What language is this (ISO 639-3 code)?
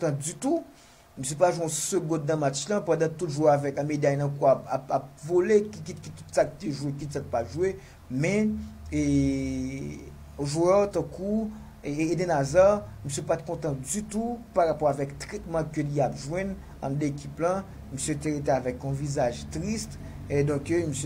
fra